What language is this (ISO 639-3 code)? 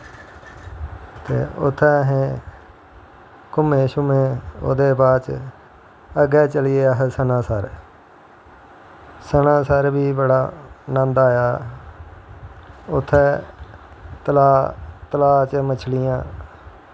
doi